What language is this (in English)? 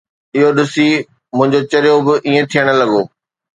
Sindhi